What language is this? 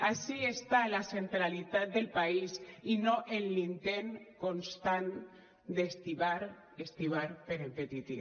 Catalan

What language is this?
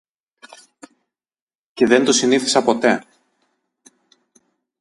Greek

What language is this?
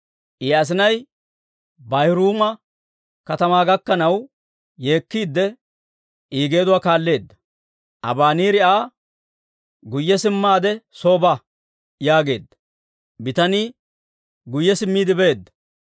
Dawro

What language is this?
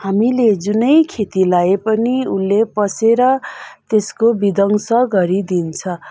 Nepali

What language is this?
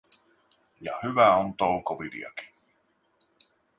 Finnish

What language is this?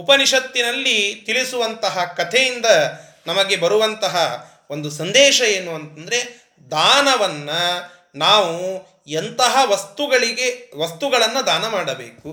Kannada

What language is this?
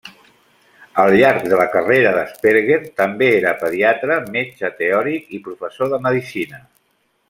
Catalan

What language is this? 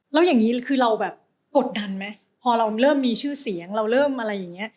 Thai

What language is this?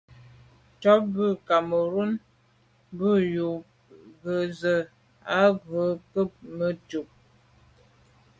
Medumba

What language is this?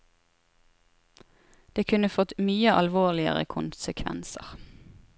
Norwegian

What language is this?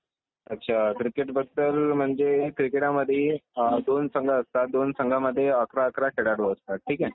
Marathi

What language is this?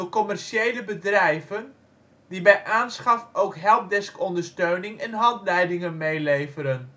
Dutch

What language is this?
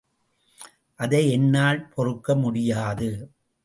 Tamil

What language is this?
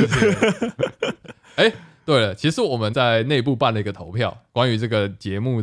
Chinese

